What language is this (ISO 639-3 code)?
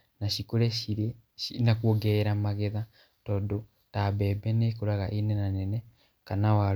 kik